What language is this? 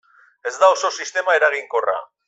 Basque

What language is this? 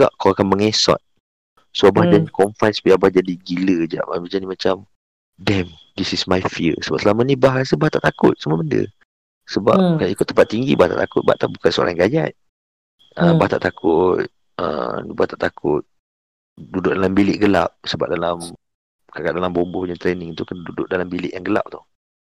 Malay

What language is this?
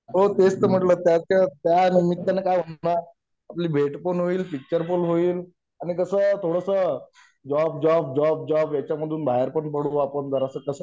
Marathi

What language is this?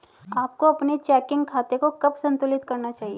Hindi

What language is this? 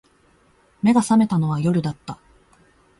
Japanese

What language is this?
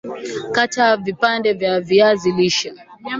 Swahili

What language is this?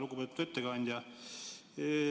Estonian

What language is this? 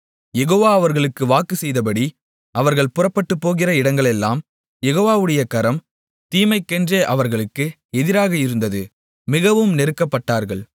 Tamil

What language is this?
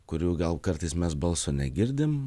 Lithuanian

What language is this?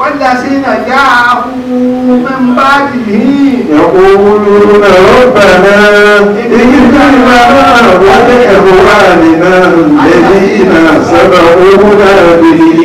Arabic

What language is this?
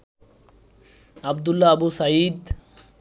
Bangla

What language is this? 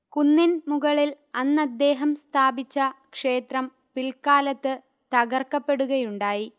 Malayalam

